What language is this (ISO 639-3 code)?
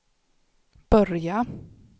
swe